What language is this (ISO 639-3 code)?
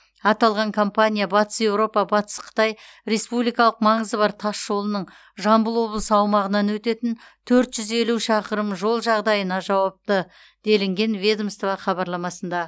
kaz